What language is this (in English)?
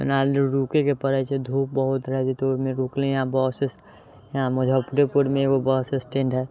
Maithili